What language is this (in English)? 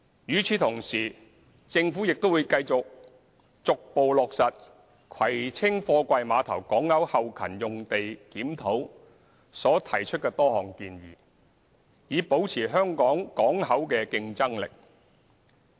Cantonese